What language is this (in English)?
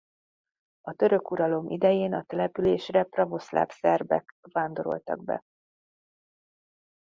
Hungarian